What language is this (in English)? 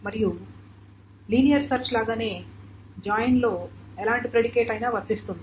Telugu